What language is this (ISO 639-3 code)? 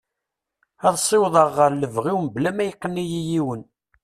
kab